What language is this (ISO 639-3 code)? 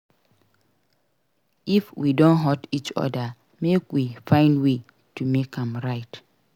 pcm